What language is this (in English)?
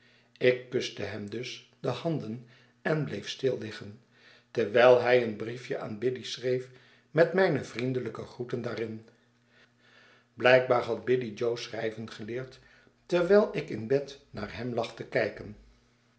Dutch